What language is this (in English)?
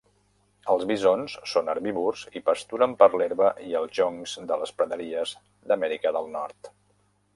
Catalan